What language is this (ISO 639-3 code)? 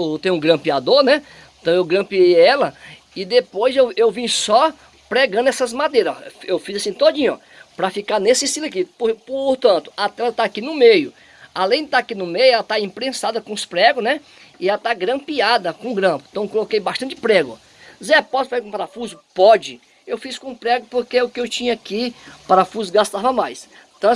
por